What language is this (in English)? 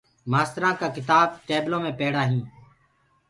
Gurgula